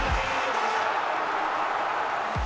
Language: Icelandic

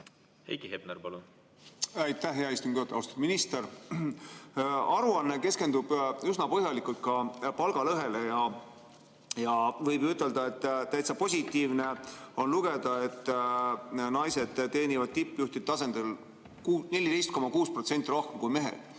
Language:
Estonian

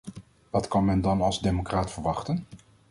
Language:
Dutch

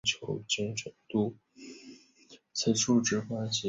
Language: Chinese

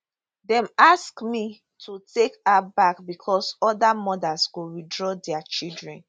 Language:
Nigerian Pidgin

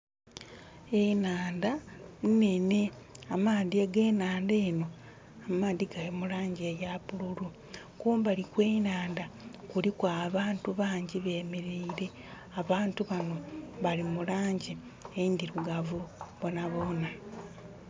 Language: Soga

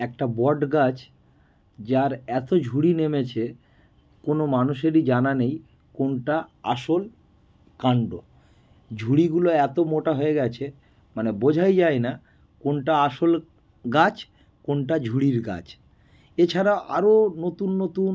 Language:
Bangla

